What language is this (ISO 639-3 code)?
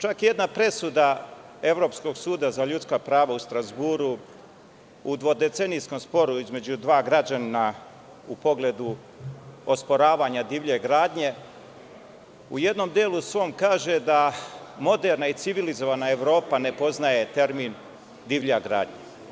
srp